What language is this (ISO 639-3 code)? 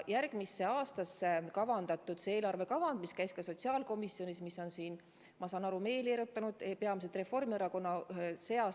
est